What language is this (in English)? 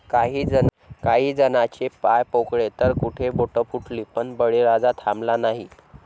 Marathi